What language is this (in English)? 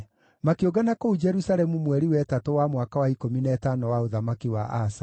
Kikuyu